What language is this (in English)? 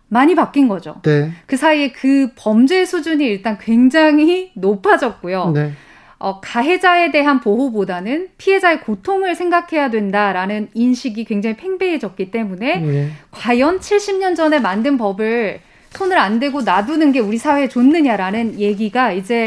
Korean